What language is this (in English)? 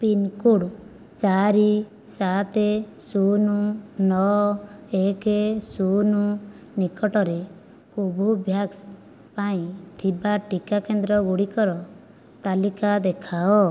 Odia